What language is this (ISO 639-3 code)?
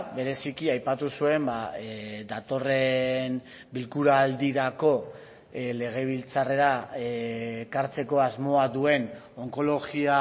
eus